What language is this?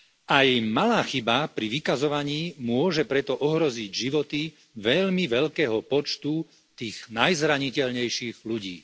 Slovak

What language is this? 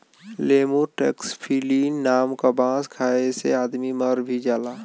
Bhojpuri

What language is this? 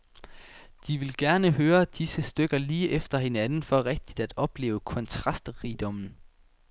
Danish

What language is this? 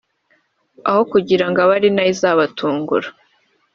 Kinyarwanda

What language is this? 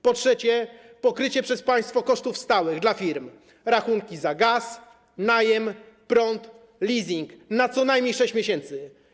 Polish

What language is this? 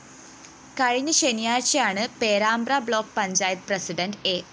Malayalam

